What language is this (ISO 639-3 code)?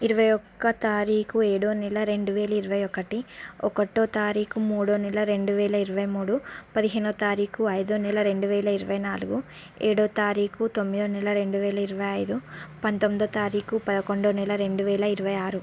tel